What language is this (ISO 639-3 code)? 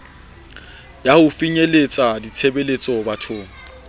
sot